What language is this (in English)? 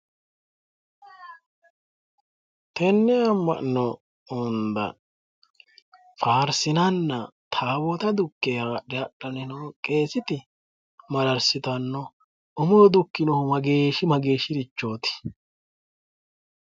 Sidamo